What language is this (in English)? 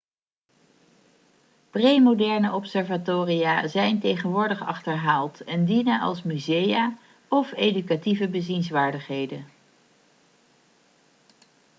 Dutch